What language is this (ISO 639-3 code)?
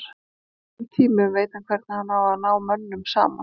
isl